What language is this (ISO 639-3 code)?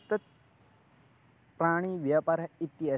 san